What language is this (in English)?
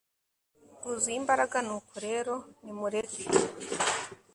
Kinyarwanda